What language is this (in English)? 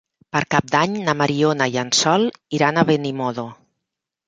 Catalan